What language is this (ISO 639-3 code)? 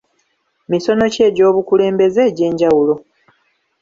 lug